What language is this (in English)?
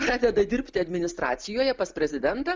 Lithuanian